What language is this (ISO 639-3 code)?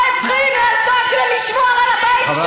heb